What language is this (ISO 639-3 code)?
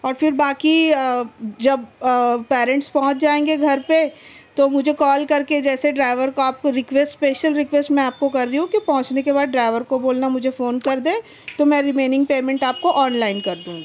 urd